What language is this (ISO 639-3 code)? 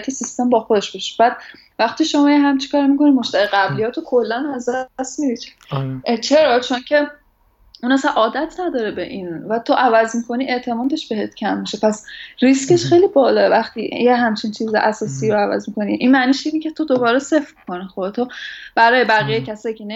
fas